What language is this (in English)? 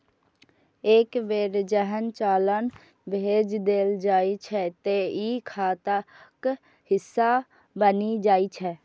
Maithili